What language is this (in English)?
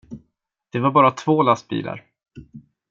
Swedish